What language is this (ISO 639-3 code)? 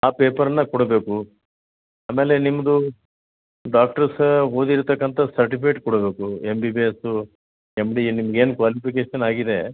kan